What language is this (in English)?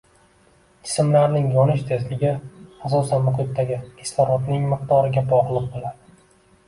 Uzbek